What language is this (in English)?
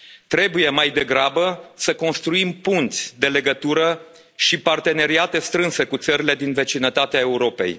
Romanian